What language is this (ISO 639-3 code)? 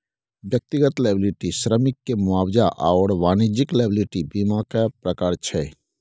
mai